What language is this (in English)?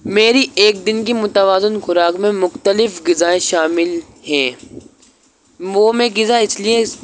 Urdu